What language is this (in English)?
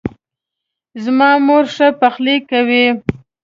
Pashto